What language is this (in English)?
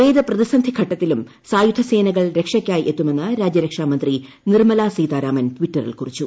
Malayalam